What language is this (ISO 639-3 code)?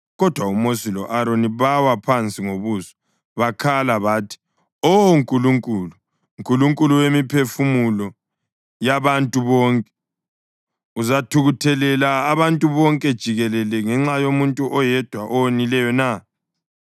nde